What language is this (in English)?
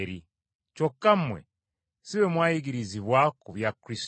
Ganda